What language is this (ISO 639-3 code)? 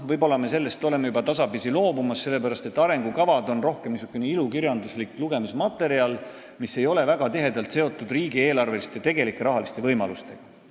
est